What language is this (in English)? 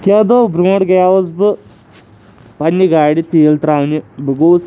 Kashmiri